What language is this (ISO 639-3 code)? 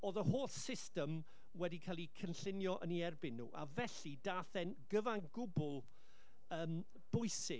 cym